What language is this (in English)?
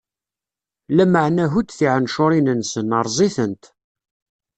Kabyle